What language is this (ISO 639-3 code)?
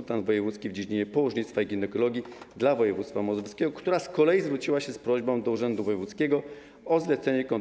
pol